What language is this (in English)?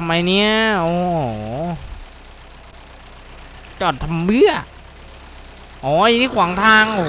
Thai